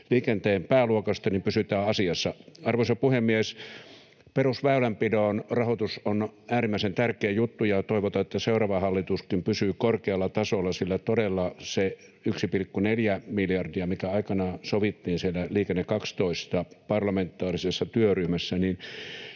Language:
Finnish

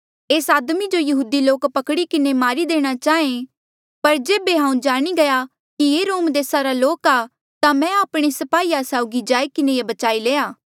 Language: Mandeali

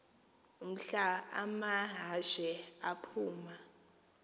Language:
Xhosa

